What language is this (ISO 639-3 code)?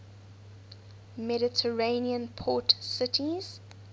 eng